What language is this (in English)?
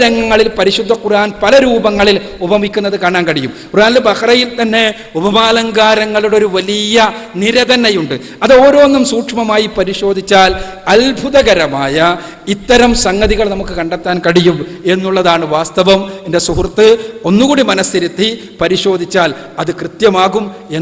French